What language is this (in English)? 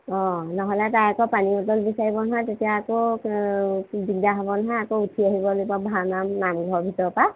Assamese